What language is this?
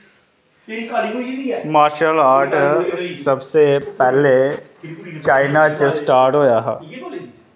Dogri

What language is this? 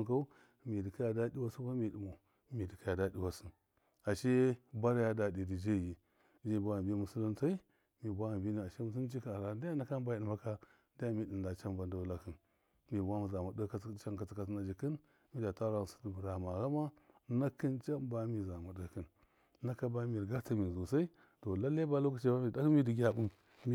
Miya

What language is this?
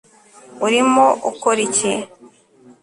Kinyarwanda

